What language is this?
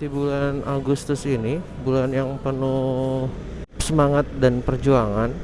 Indonesian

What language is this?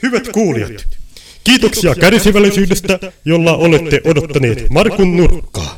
Finnish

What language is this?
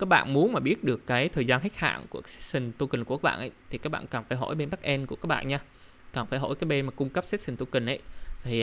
Vietnamese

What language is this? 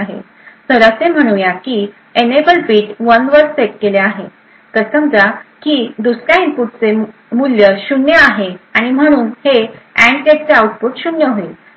Marathi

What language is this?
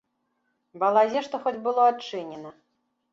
Belarusian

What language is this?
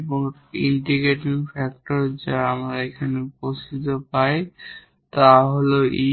Bangla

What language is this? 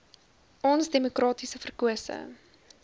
Afrikaans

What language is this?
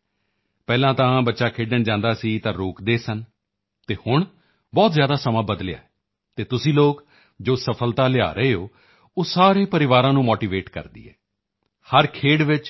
Punjabi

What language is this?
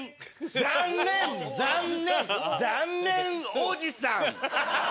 Japanese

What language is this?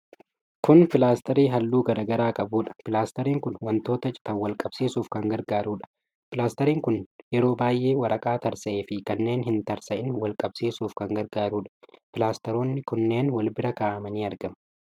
Oromo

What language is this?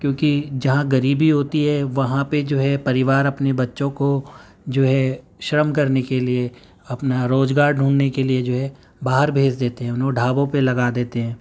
Urdu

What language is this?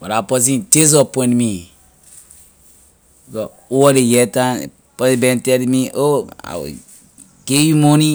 Liberian English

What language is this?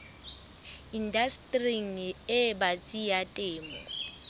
Southern Sotho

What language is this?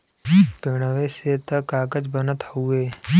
Bhojpuri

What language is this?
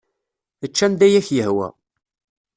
Kabyle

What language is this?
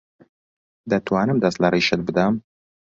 Central Kurdish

